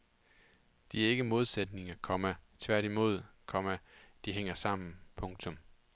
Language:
Danish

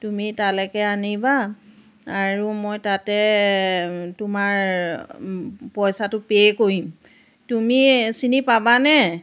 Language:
Assamese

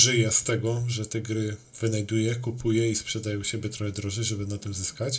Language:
Polish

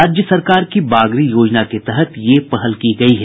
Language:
Hindi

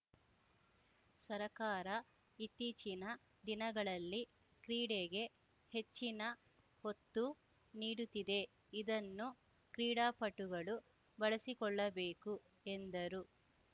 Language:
Kannada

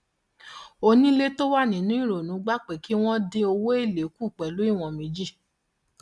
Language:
Yoruba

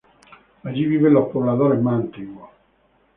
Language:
Spanish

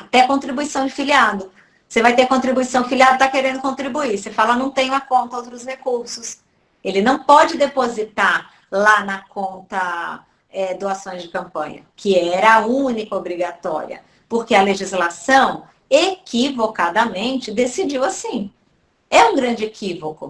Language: Portuguese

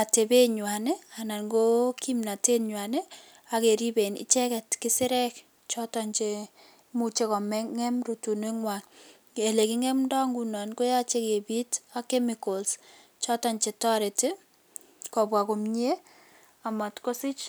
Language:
Kalenjin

